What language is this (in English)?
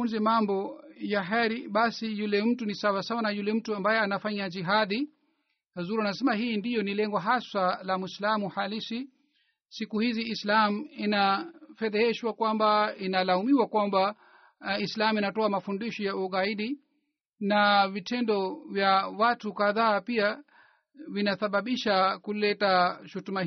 Swahili